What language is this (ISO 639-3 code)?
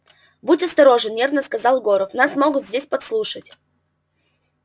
rus